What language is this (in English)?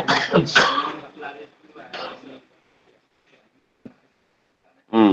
Malay